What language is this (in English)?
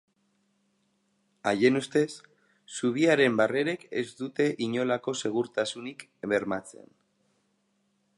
Basque